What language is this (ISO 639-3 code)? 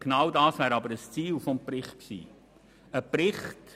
gsw